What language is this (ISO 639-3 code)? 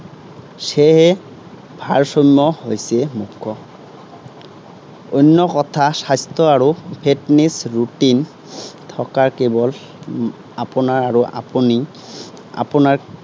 asm